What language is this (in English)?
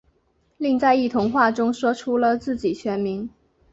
Chinese